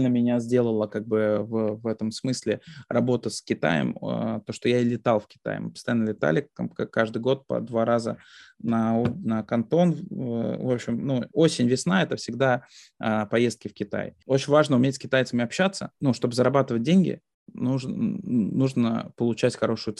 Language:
Russian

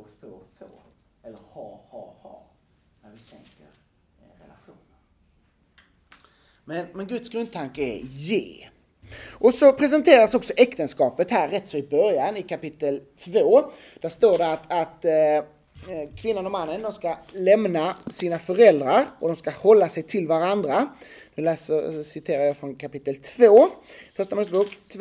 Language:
Swedish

